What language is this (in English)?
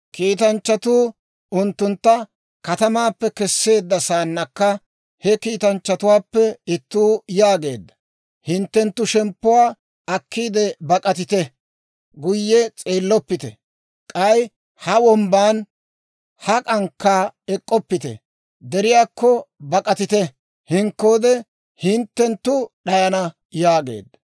Dawro